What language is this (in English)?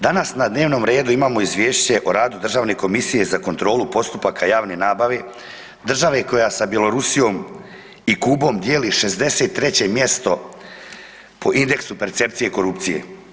Croatian